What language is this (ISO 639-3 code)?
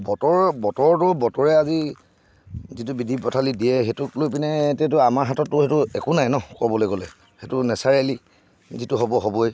asm